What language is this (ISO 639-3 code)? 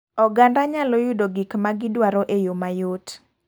luo